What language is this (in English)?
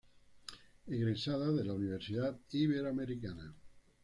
Spanish